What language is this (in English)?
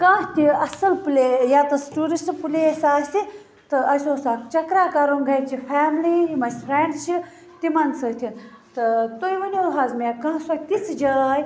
Kashmiri